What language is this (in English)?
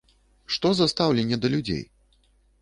Belarusian